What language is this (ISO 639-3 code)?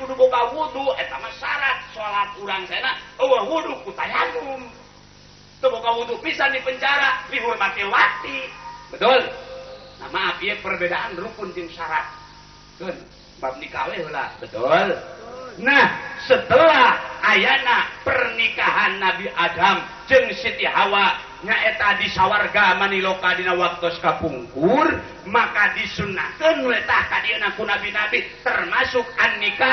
ind